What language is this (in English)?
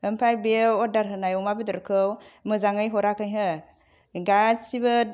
Bodo